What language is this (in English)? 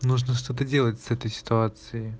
Russian